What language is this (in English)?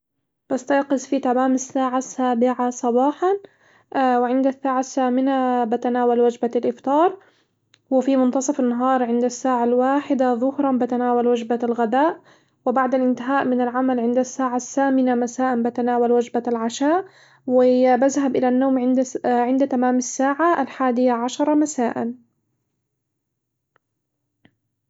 Hijazi Arabic